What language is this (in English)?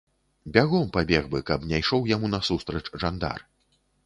Belarusian